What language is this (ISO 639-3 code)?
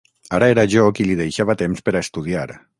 cat